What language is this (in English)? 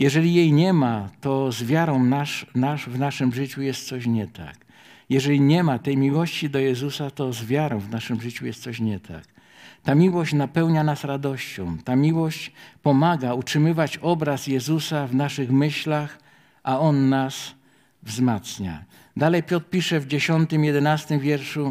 Polish